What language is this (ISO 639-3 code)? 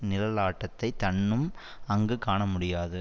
tam